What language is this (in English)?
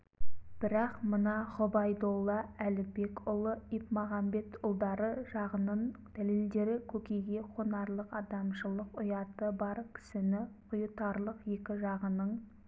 Kazakh